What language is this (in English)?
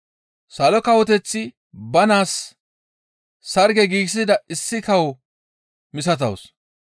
Gamo